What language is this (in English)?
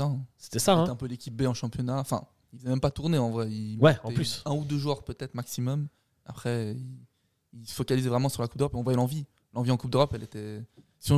French